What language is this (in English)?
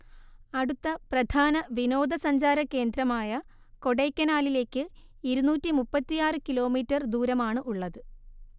Malayalam